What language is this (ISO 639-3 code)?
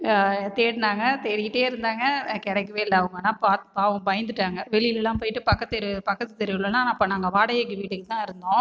tam